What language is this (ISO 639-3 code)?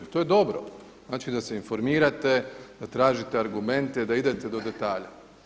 hrv